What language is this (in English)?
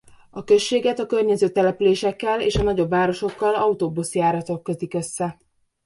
Hungarian